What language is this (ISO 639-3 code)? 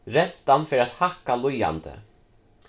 fao